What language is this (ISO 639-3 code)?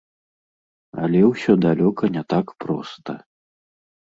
bel